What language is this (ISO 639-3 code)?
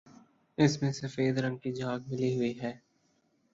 urd